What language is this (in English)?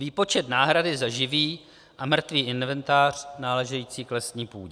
Czech